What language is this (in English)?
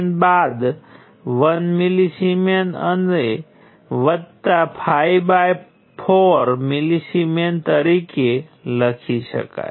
Gujarati